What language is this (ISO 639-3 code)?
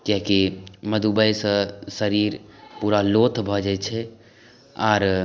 mai